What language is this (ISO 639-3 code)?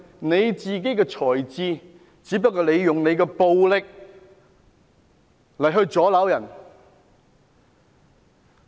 yue